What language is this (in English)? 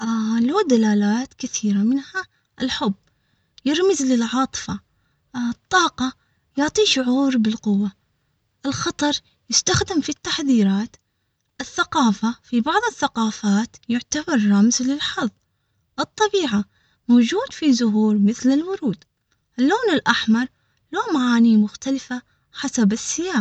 Omani Arabic